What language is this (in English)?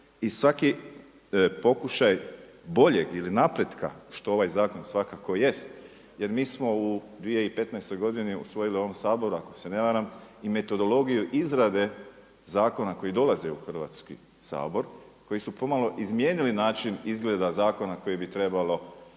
Croatian